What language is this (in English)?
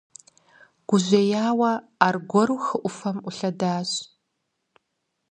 Kabardian